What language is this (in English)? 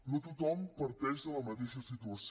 Catalan